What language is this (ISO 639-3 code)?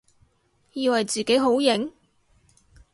yue